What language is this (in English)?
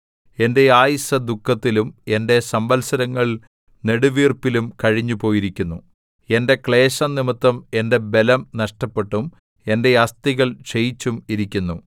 Malayalam